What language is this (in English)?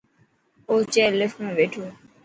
Dhatki